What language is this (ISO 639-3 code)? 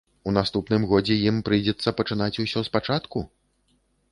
bel